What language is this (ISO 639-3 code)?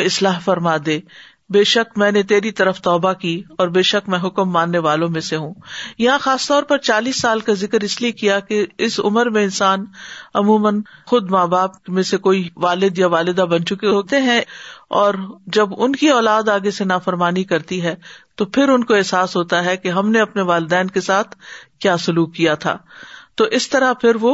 urd